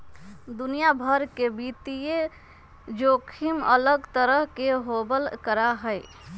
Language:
Magahi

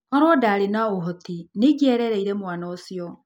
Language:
Kikuyu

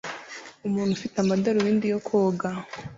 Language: Kinyarwanda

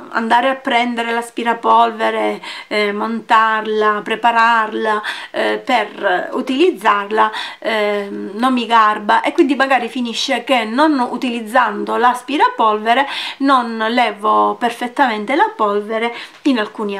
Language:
Italian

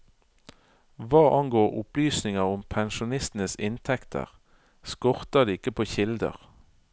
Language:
Norwegian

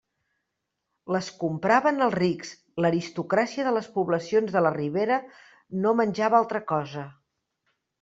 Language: Catalan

